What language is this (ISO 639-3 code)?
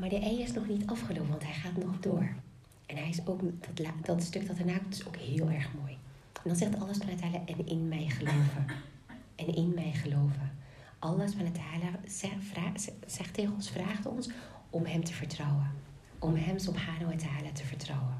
nld